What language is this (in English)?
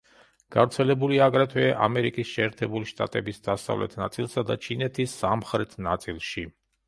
Georgian